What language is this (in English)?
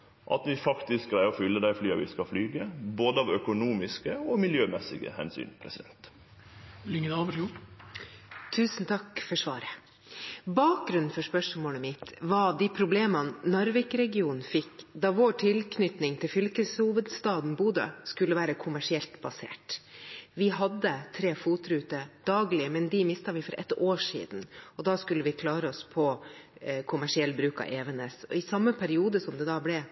Norwegian